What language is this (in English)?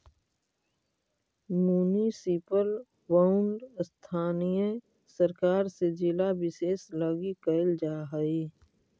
Magahi